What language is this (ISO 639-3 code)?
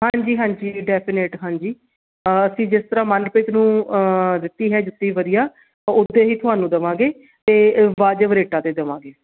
pan